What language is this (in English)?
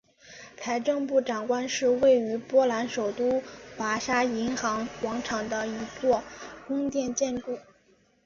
Chinese